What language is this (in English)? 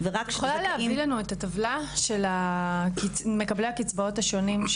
Hebrew